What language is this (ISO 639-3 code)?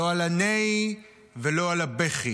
heb